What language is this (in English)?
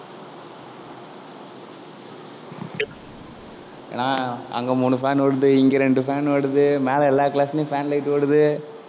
Tamil